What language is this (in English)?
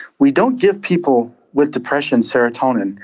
English